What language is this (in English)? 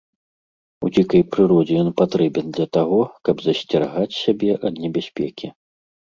Belarusian